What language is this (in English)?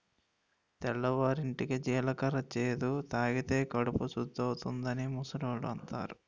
Telugu